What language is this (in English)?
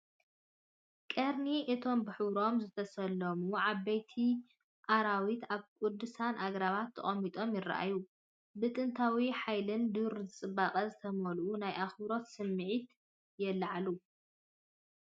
Tigrinya